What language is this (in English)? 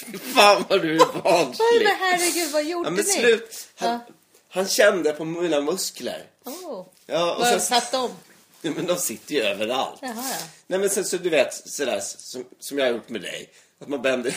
Swedish